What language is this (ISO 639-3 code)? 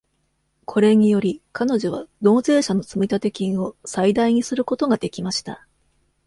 jpn